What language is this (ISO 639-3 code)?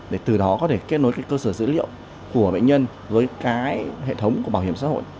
vie